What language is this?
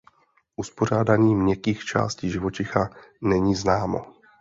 Czech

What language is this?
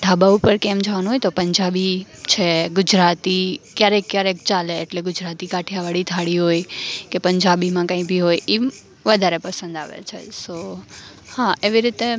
Gujarati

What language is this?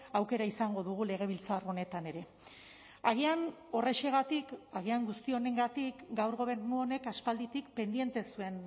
Basque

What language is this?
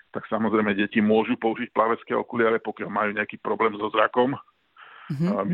Slovak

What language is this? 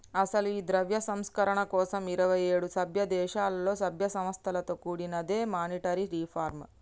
Telugu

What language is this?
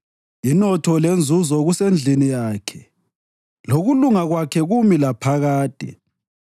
North Ndebele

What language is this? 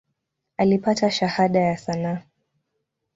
Swahili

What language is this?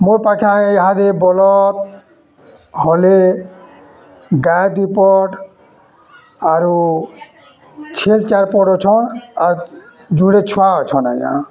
Odia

